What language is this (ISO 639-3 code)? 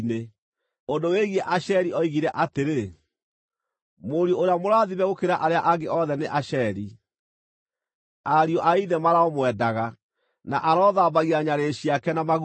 kik